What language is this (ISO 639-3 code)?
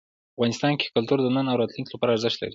pus